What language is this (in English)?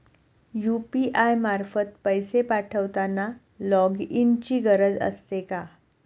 Marathi